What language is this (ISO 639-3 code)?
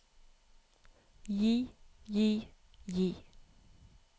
nor